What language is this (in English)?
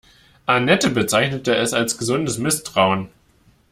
German